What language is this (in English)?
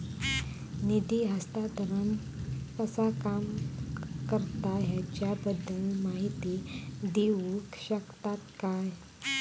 Marathi